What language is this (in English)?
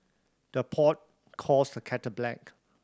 English